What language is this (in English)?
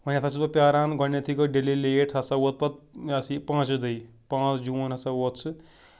Kashmiri